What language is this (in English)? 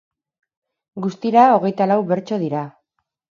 Basque